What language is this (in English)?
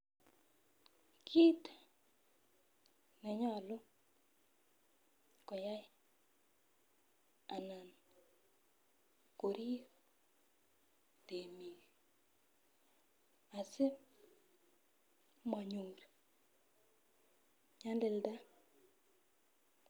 Kalenjin